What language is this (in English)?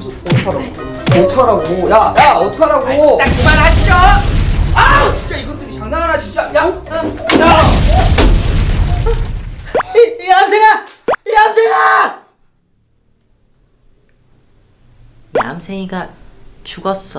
Korean